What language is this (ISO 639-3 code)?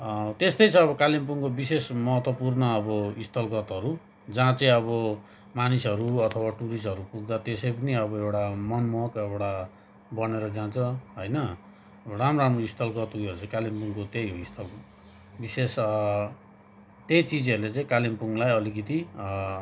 nep